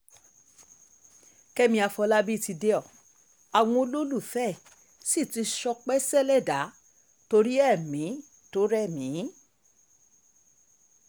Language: Yoruba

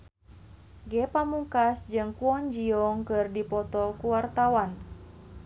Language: Sundanese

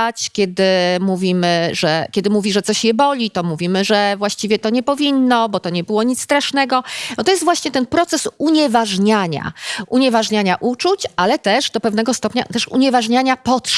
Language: Polish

